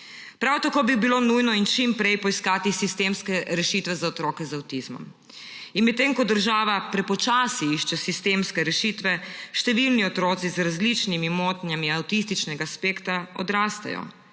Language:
Slovenian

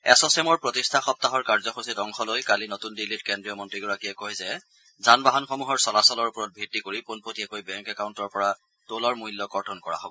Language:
Assamese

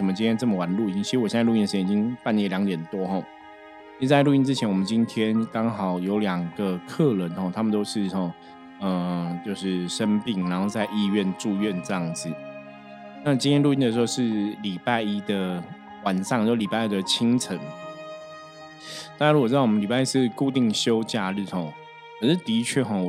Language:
Chinese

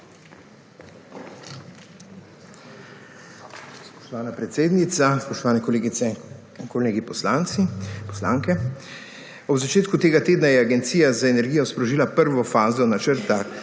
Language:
Slovenian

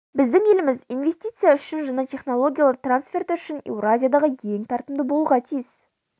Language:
Kazakh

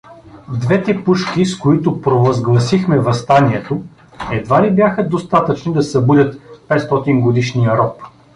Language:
Bulgarian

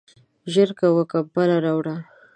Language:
Pashto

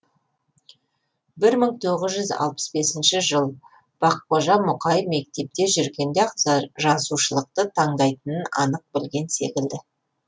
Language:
Kazakh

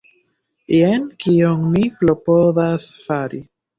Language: Esperanto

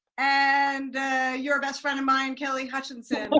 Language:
English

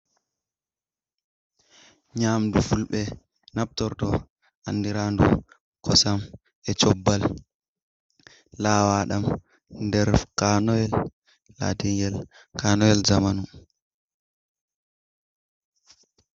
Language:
Fula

